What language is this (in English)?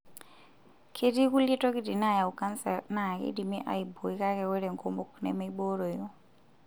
Masai